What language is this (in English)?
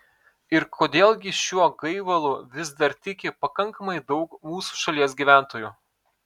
Lithuanian